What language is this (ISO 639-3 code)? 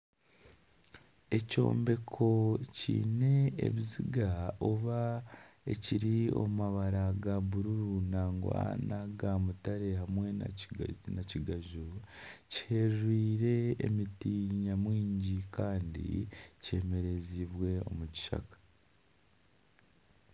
nyn